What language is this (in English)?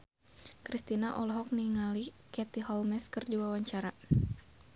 Sundanese